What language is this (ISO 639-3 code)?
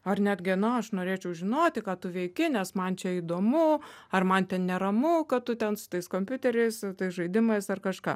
lit